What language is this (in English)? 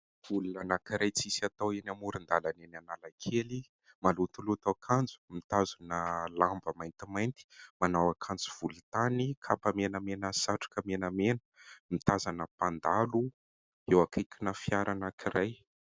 Malagasy